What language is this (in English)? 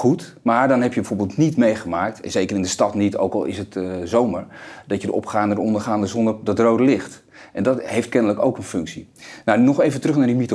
Dutch